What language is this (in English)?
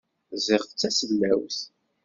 Kabyle